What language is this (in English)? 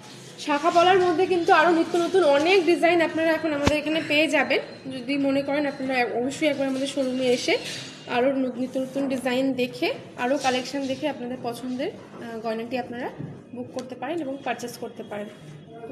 Bangla